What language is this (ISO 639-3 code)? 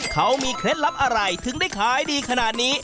tha